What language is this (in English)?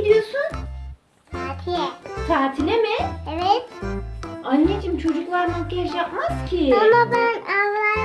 Turkish